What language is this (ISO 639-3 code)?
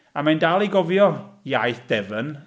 cym